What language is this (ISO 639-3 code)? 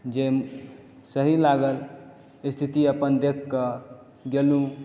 mai